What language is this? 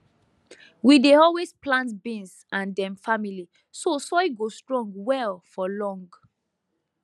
Nigerian Pidgin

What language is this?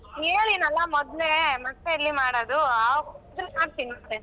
Kannada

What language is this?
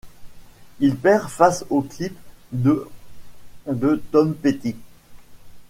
French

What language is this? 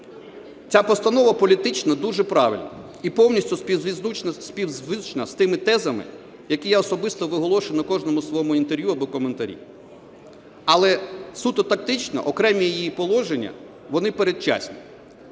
Ukrainian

